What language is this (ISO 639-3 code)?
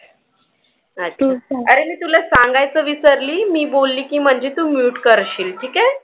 mar